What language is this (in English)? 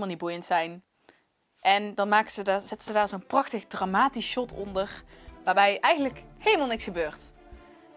Dutch